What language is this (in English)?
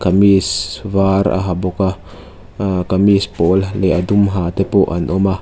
Mizo